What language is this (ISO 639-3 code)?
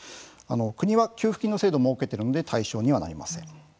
jpn